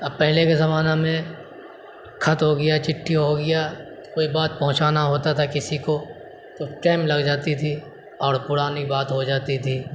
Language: Urdu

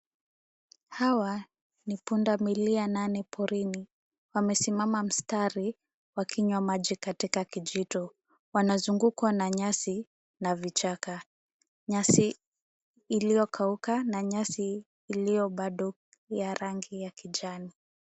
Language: Swahili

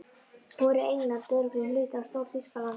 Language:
Icelandic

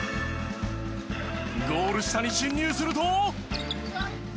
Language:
Japanese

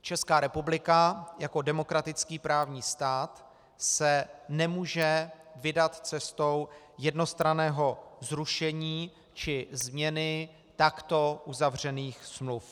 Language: Czech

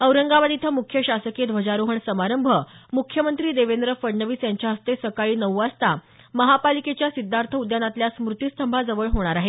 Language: Marathi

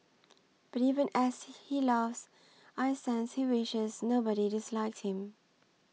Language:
English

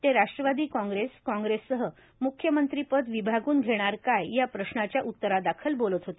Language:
Marathi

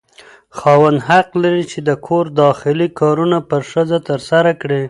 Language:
Pashto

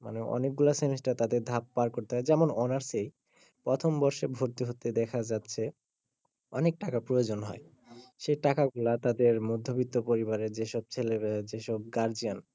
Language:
Bangla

